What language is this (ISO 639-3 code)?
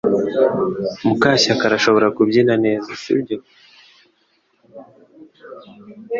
kin